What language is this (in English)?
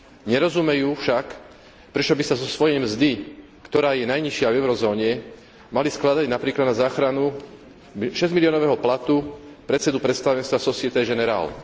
Slovak